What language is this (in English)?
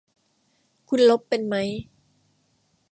Thai